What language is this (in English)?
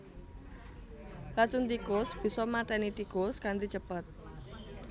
Javanese